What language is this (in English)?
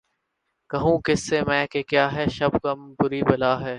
Urdu